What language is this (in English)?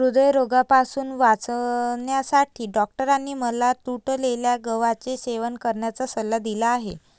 Marathi